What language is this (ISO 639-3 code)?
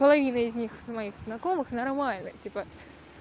rus